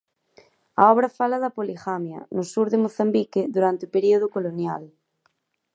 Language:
Galician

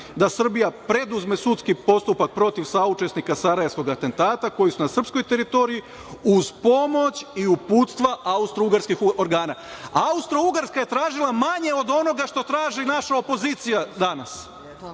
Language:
Serbian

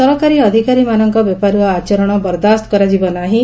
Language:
Odia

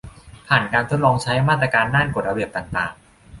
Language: Thai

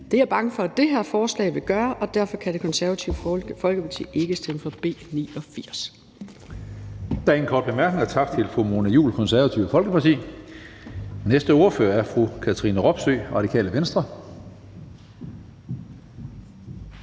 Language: Danish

